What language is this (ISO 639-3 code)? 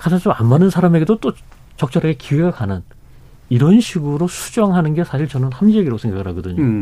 kor